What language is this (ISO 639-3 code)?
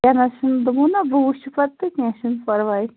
kas